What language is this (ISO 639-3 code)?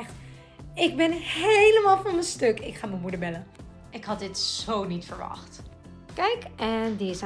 nld